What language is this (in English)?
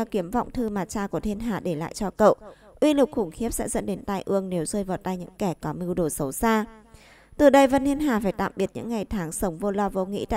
Vietnamese